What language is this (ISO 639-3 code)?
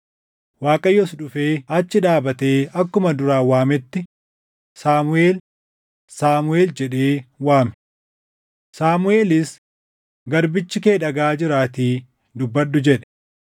orm